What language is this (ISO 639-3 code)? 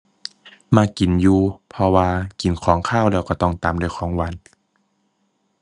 tha